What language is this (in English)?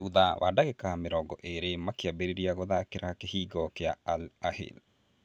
Kikuyu